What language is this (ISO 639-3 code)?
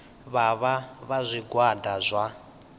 ven